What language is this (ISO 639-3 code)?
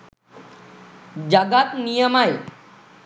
sin